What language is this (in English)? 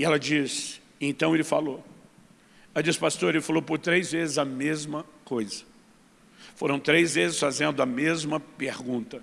Portuguese